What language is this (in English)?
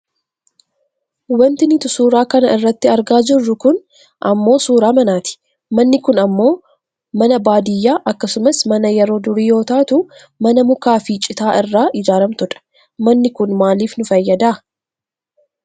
Oromo